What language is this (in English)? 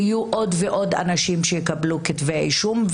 Hebrew